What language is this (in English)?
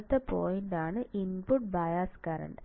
Malayalam